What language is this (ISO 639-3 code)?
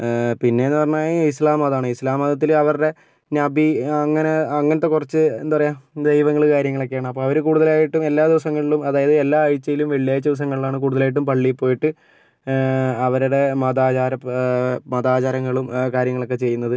mal